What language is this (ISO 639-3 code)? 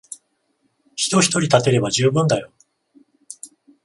jpn